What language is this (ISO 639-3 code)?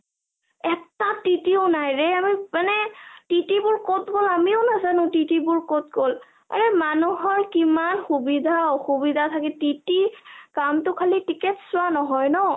asm